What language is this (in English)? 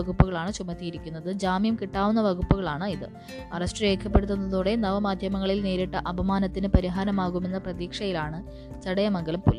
Malayalam